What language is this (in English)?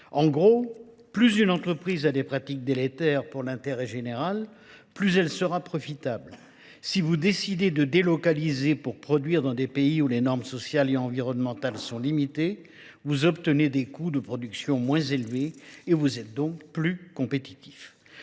French